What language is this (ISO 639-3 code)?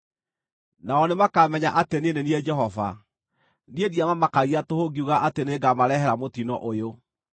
kik